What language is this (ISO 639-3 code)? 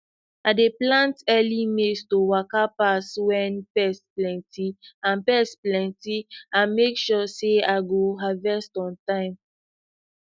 pcm